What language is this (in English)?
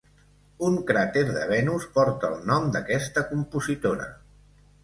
Catalan